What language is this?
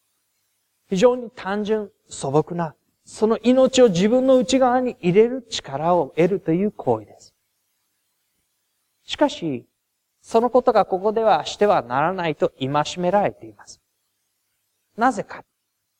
Japanese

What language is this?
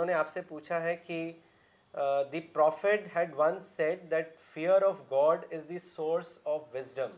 Urdu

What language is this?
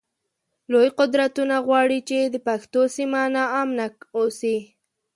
Pashto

